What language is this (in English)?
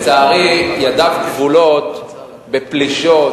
Hebrew